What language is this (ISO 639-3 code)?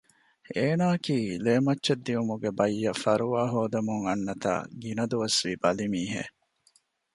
div